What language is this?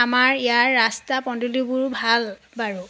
Assamese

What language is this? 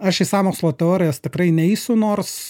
Lithuanian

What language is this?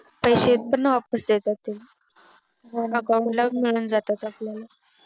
Marathi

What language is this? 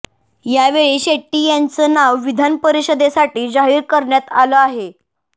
Marathi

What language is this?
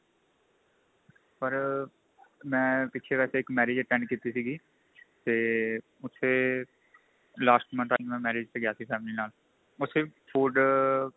Punjabi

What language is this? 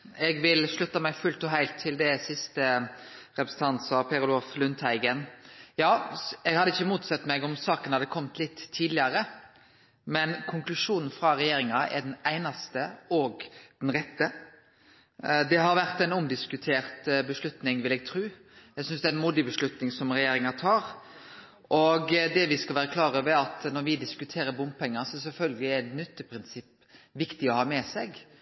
Norwegian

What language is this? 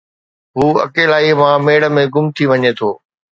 Sindhi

